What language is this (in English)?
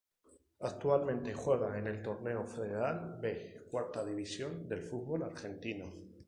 Spanish